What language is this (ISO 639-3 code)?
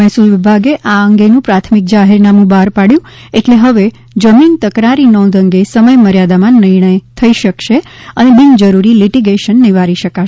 guj